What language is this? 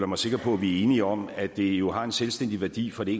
Danish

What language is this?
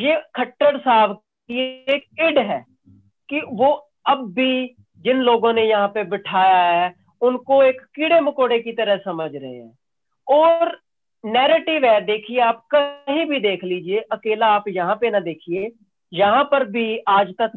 Hindi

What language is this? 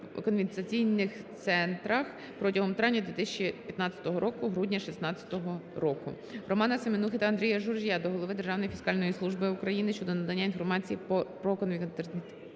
Ukrainian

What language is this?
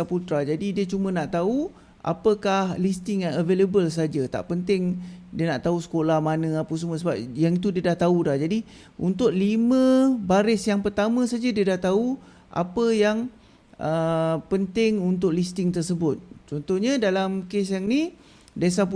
Malay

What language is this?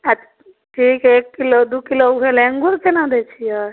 Maithili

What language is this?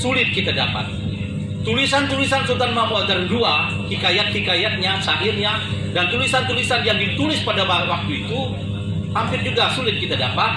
Indonesian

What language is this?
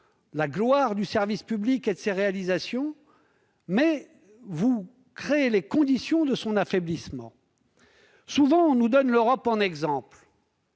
French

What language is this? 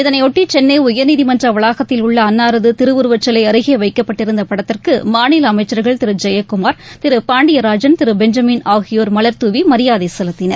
Tamil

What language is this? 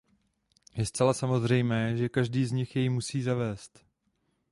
Czech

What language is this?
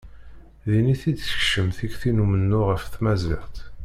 Kabyle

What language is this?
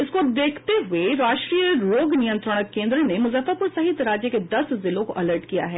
Hindi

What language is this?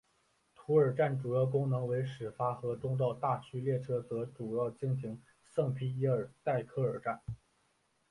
Chinese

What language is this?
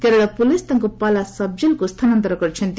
Odia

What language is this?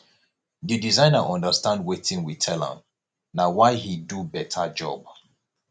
Nigerian Pidgin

